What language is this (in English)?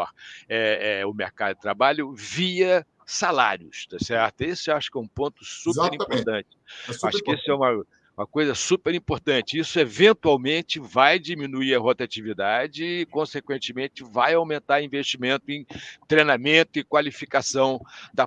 Portuguese